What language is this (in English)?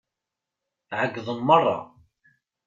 Kabyle